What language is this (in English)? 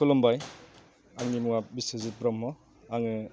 Bodo